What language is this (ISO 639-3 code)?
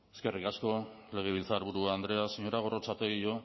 eus